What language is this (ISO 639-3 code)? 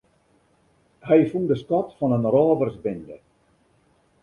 fry